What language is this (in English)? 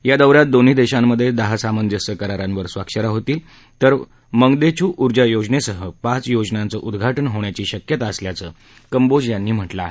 Marathi